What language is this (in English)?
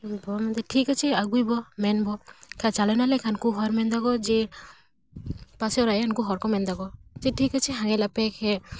Santali